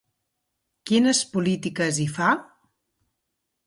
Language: Catalan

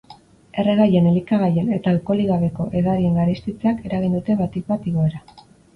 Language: Basque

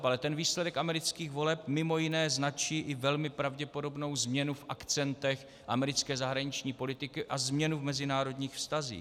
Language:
Czech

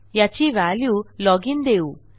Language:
Marathi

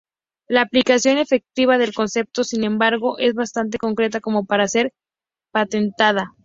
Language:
Spanish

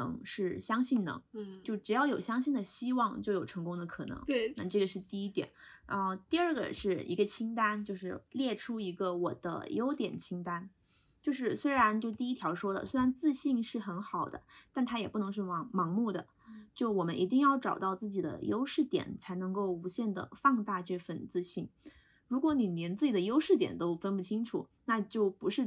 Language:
Chinese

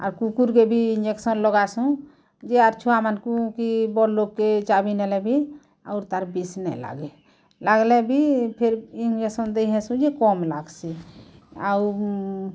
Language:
Odia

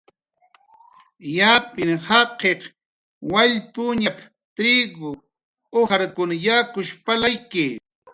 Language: Jaqaru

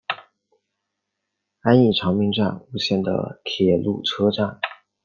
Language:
Chinese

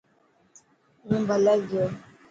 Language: Dhatki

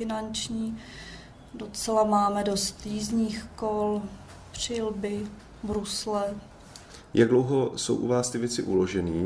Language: Czech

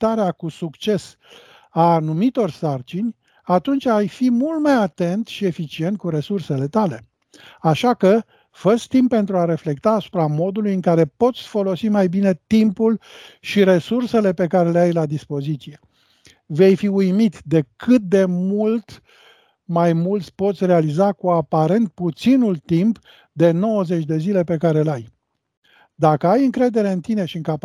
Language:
Romanian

